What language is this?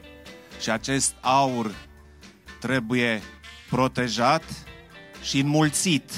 Romanian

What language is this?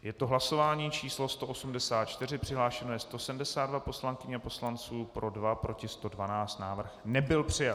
Czech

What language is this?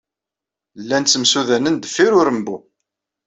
Kabyle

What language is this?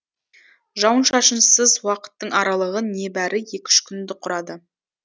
Kazakh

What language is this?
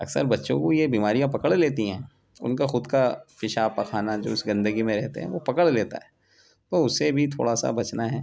Urdu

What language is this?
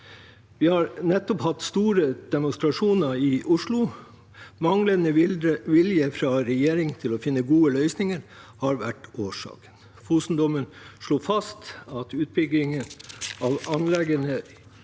Norwegian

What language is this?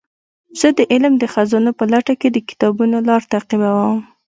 Pashto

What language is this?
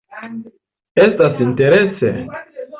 Esperanto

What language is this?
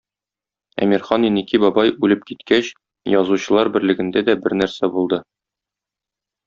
Tatar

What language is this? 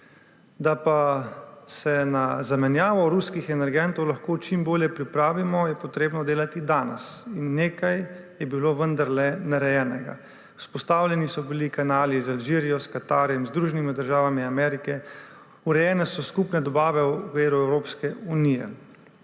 Slovenian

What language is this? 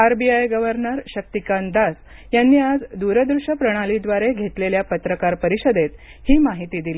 Marathi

